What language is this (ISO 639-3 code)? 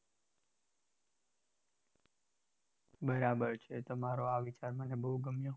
guj